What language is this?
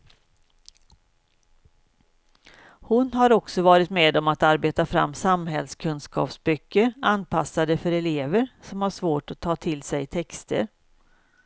Swedish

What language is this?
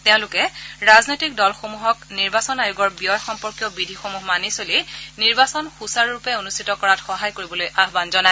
Assamese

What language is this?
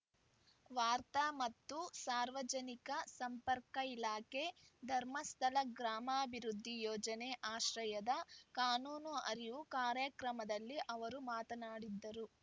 Kannada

